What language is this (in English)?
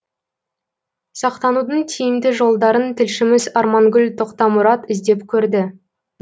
Kazakh